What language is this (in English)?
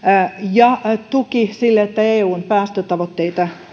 Finnish